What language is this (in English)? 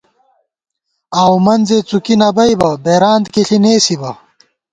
Gawar-Bati